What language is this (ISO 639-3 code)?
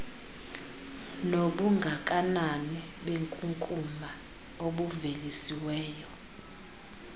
xho